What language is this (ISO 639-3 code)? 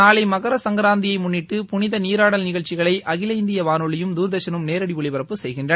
tam